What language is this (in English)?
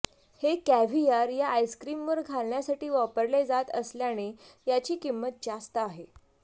Marathi